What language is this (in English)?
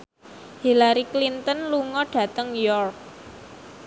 Javanese